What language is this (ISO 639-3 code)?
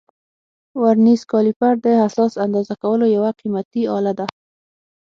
pus